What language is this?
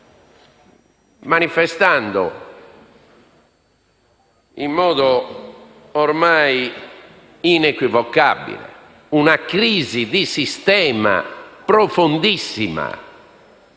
Italian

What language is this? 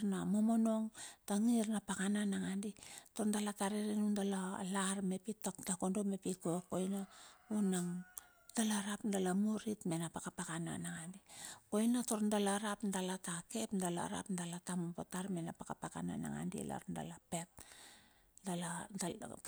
Bilur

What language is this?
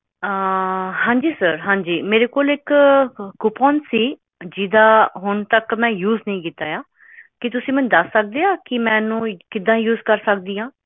Punjabi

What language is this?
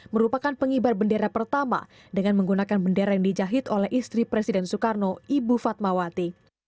Indonesian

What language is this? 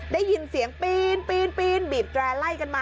Thai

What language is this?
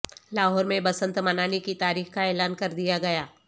Urdu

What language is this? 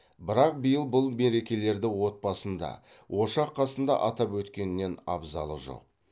Kazakh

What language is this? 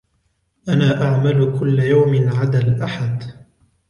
Arabic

